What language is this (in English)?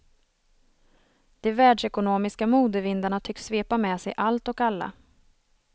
Swedish